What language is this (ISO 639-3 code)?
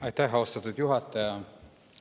est